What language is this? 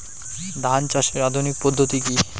Bangla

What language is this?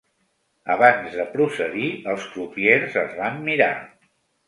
Catalan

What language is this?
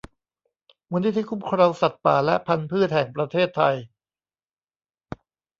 Thai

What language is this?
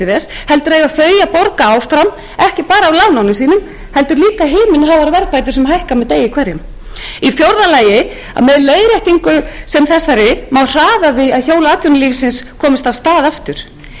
Icelandic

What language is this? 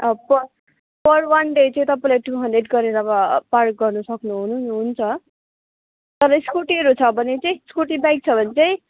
Nepali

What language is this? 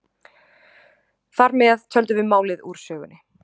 Icelandic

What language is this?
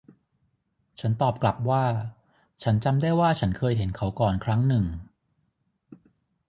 Thai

